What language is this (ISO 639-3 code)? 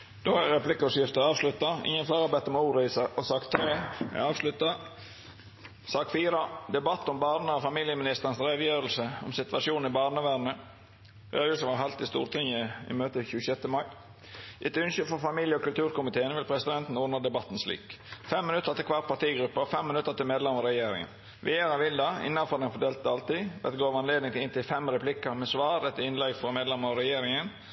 nno